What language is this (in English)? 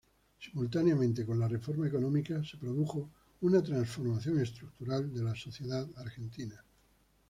Spanish